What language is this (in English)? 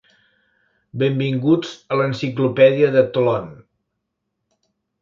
Catalan